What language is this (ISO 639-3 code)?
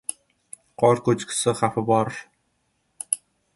uzb